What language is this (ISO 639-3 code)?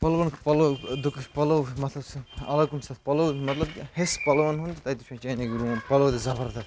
kas